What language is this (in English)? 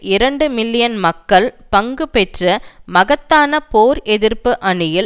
Tamil